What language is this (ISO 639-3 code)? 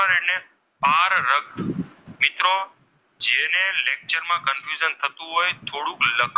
guj